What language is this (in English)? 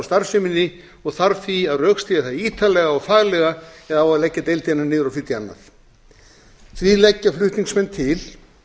Icelandic